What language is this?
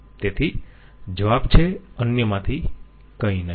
Gujarati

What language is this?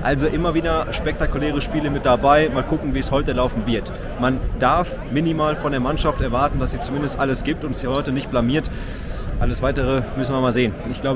German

